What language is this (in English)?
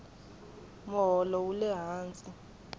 Tsonga